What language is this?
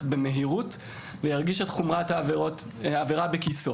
Hebrew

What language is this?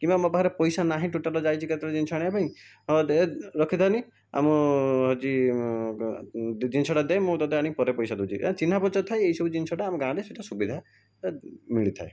Odia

